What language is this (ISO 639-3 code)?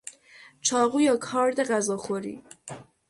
fas